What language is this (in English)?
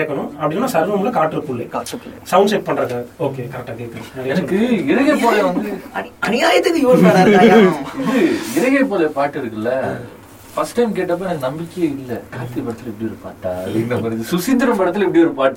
Tamil